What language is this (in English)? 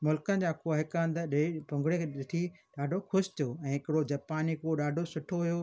Sindhi